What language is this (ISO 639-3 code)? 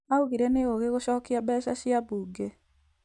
kik